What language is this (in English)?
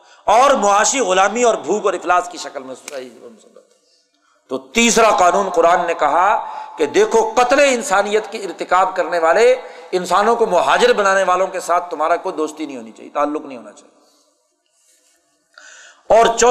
Urdu